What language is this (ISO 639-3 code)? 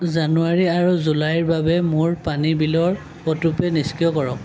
asm